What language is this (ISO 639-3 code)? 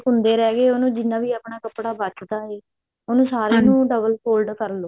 pan